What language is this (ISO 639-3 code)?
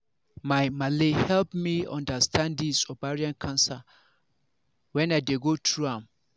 pcm